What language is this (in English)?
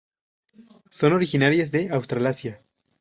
Spanish